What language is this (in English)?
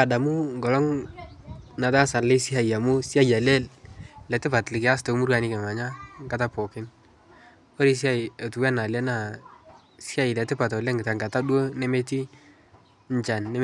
Masai